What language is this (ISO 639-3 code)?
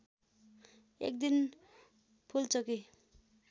nep